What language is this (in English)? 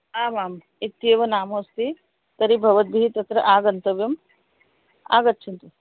Sanskrit